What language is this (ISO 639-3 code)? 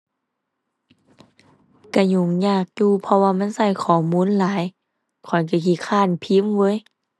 tha